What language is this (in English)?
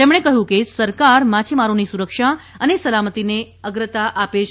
Gujarati